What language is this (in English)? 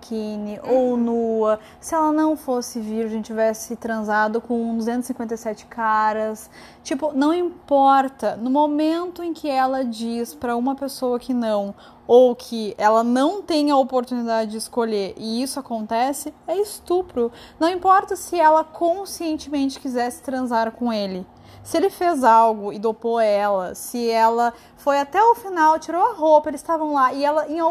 Portuguese